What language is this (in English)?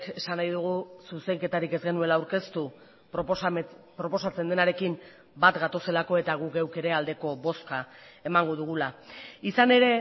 Basque